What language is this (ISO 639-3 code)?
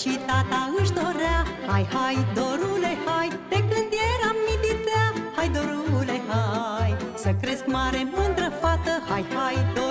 ron